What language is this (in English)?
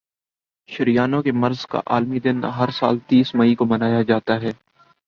Urdu